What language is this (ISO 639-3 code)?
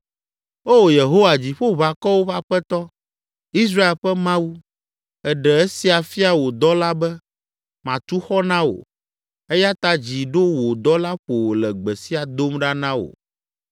ewe